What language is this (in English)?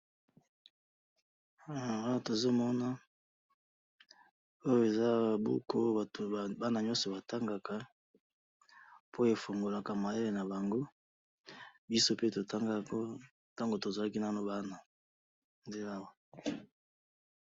Lingala